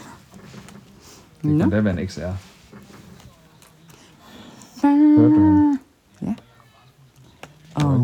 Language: Danish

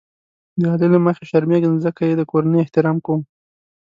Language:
Pashto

